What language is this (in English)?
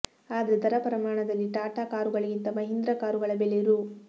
Kannada